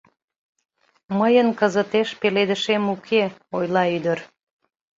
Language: Mari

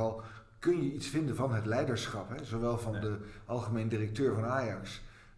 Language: Dutch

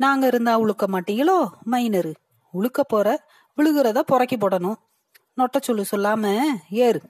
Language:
Tamil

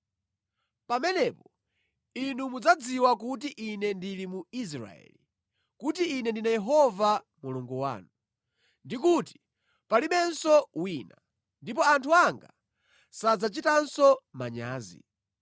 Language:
Nyanja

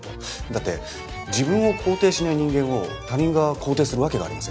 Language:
Japanese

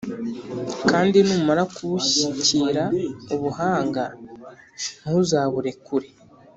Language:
Kinyarwanda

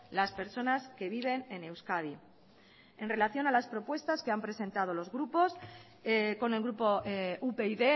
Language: Spanish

